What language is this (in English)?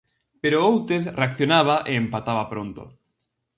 Galician